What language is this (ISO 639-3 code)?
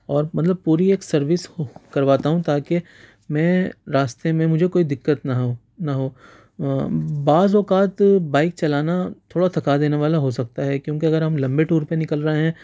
urd